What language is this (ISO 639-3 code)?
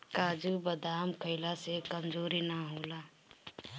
bho